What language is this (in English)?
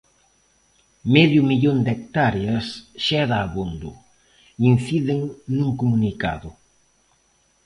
Galician